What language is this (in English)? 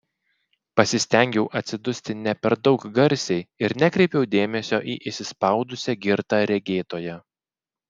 Lithuanian